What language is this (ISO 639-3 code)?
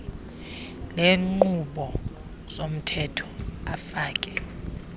xho